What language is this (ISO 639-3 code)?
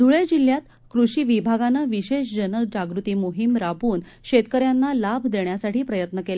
mar